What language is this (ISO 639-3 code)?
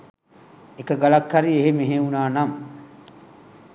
sin